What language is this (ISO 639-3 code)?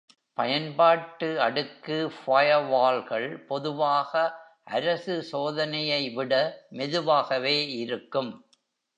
tam